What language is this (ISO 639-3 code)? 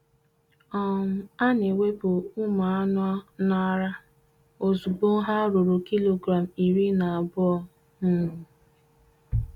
ibo